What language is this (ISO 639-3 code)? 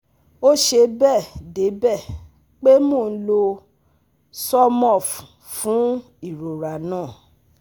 yor